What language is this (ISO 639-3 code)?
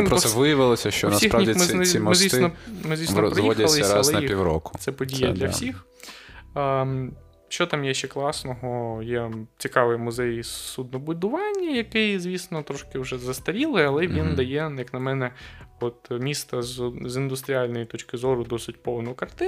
ukr